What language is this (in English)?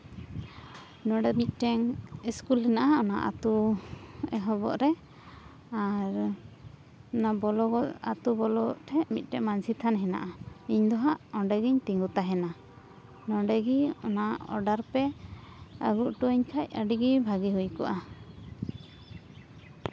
Santali